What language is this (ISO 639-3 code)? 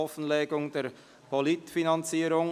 gsw